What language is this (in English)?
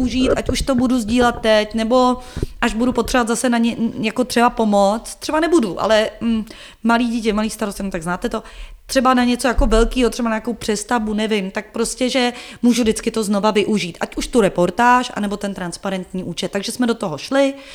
Czech